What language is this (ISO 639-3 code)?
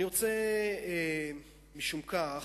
heb